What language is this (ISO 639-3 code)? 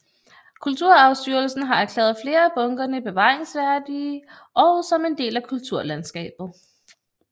dan